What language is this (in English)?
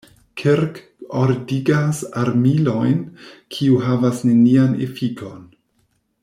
Esperanto